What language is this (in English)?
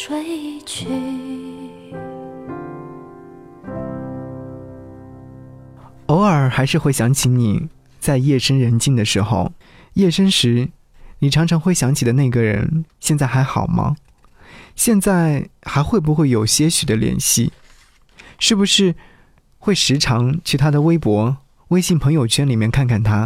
Chinese